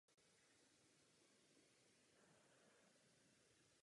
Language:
Czech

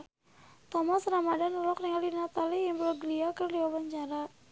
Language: Sundanese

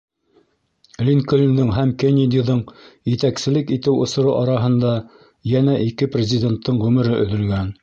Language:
Bashkir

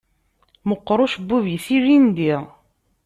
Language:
Kabyle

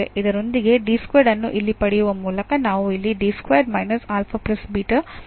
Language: Kannada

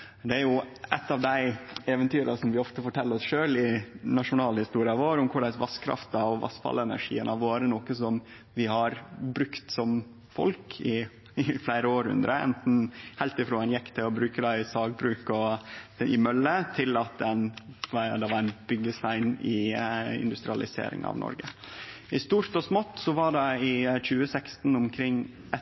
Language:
Norwegian Nynorsk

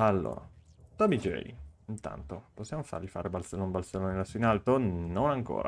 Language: Italian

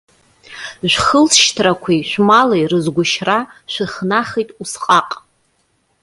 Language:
Abkhazian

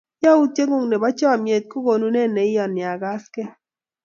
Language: Kalenjin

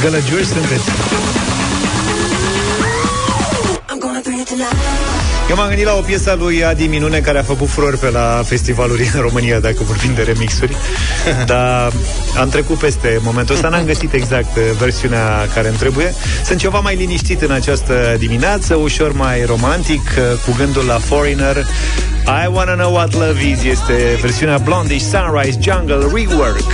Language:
Romanian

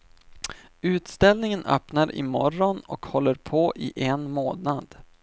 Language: Swedish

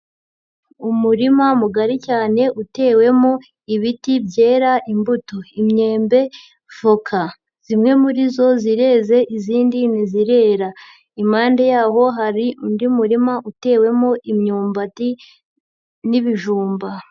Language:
Kinyarwanda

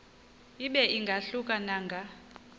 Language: Xhosa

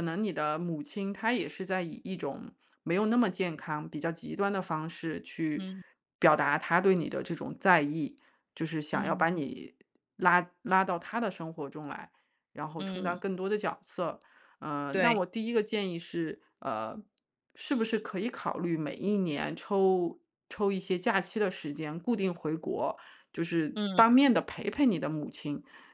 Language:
Chinese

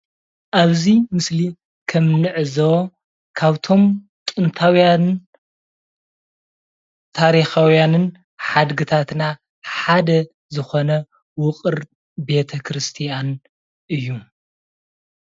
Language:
Tigrinya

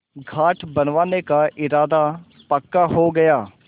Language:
Hindi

